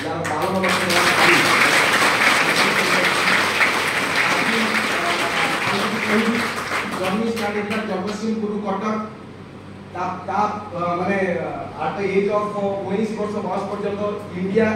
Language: Hindi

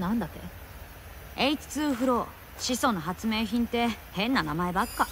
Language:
Japanese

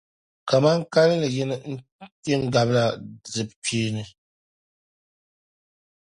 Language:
Dagbani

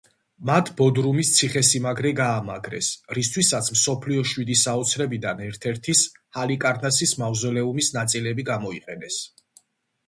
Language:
Georgian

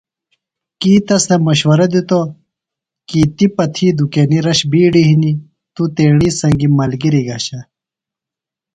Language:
Phalura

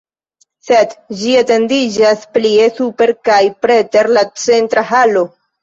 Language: Esperanto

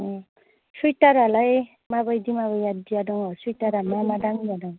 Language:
Bodo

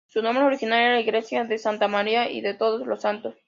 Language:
Spanish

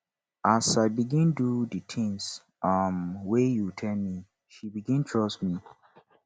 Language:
Nigerian Pidgin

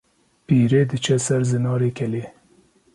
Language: Kurdish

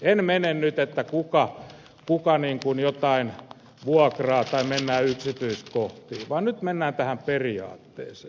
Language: Finnish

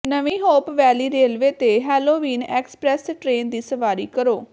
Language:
Punjabi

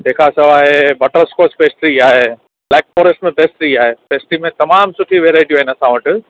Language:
Sindhi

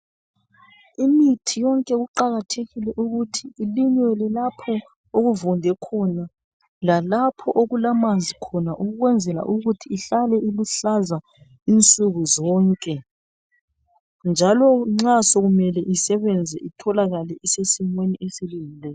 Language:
North Ndebele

